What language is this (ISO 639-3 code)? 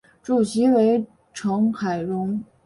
zho